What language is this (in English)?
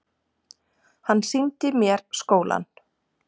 Icelandic